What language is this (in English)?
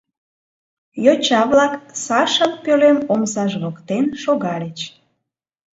Mari